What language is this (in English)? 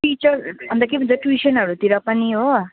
Nepali